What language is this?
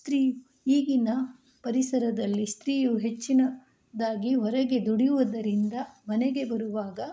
Kannada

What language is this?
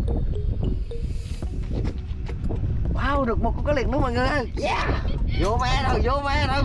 Vietnamese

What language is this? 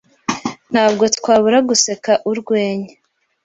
Kinyarwanda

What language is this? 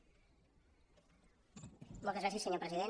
Catalan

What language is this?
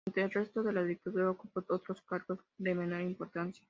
Spanish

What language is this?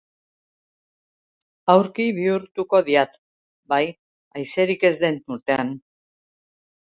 Basque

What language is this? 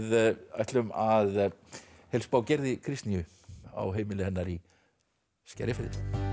Icelandic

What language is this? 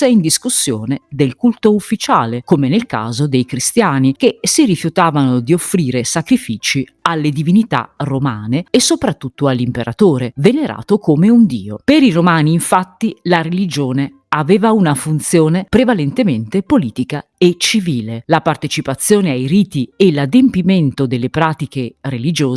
Italian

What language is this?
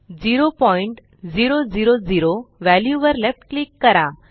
Marathi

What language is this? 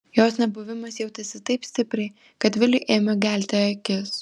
Lithuanian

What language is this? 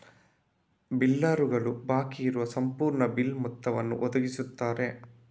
Kannada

